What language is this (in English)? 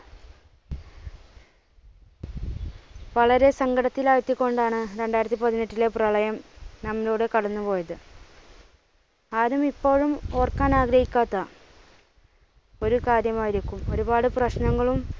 Malayalam